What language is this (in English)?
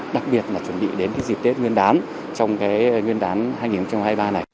Vietnamese